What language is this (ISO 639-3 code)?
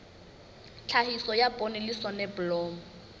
sot